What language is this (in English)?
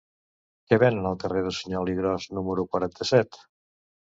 Catalan